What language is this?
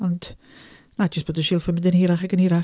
Welsh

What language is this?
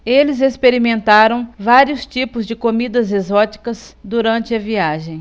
Portuguese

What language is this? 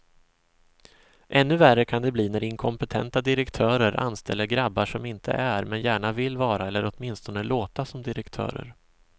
Swedish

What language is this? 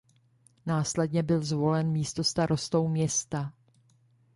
Czech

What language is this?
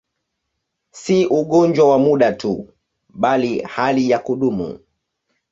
Swahili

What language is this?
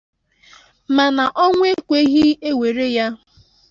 Igbo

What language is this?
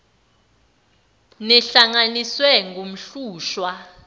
Zulu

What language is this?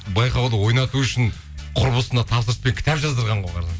Kazakh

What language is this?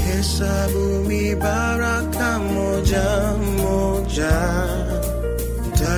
Swahili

